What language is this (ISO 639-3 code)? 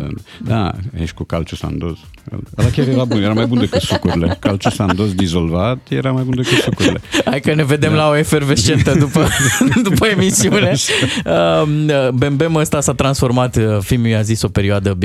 ron